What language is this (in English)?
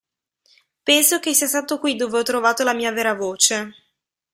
Italian